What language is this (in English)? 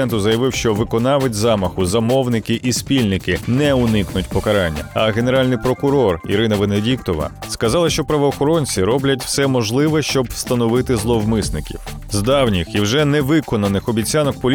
Ukrainian